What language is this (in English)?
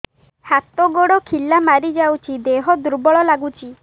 Odia